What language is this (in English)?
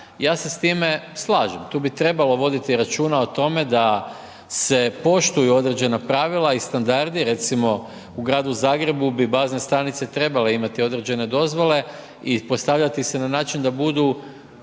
Croatian